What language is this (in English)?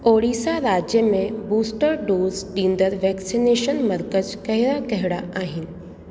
Sindhi